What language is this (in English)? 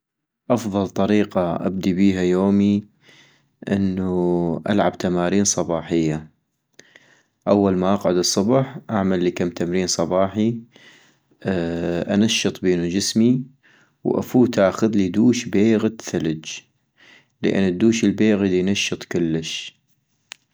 North Mesopotamian Arabic